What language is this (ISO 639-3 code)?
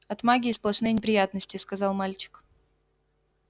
rus